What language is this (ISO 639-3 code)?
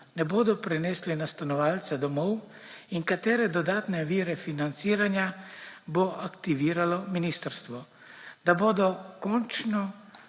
slv